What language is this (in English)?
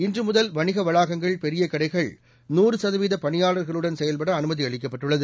Tamil